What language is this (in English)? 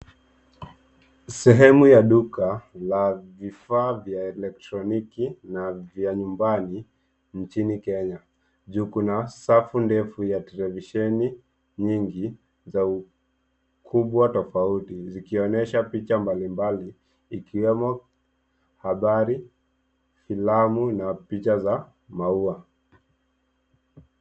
Swahili